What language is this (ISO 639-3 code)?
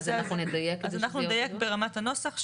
heb